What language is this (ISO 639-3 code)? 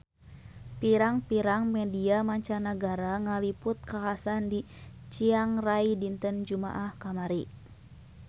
sun